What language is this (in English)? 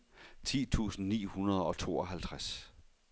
Danish